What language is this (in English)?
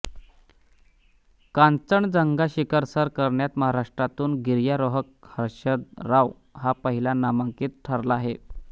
Marathi